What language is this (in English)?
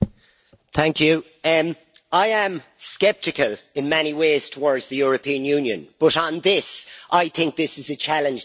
English